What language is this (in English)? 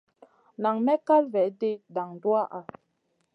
Masana